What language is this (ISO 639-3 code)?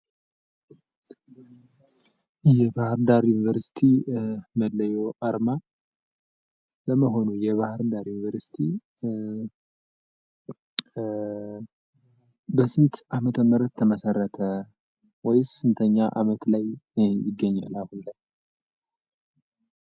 amh